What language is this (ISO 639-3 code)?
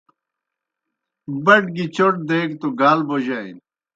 plk